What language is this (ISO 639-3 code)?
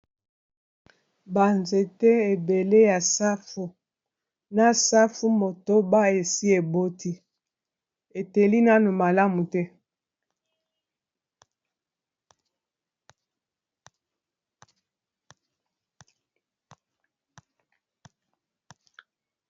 lin